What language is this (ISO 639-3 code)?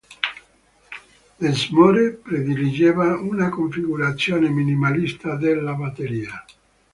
ita